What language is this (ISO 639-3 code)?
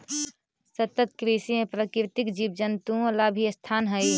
mag